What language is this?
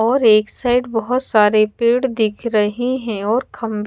Hindi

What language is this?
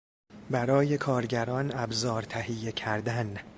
Persian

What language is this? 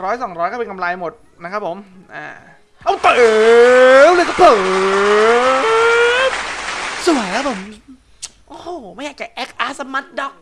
Thai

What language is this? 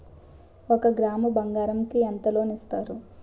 Telugu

